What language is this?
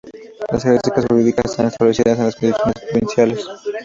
Spanish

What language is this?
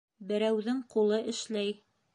Bashkir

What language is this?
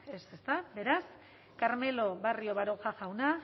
Basque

